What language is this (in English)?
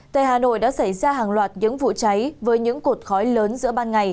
Vietnamese